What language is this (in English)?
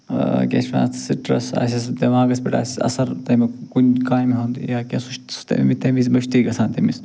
Kashmiri